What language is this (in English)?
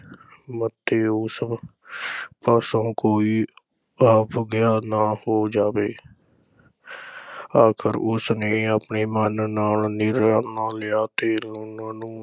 Punjabi